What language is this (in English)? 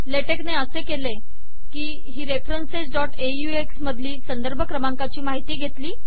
Marathi